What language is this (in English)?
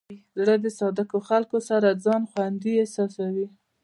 Pashto